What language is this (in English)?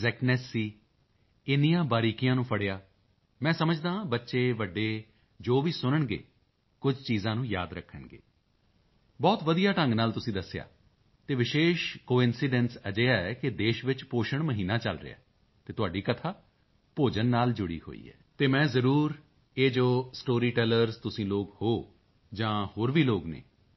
Punjabi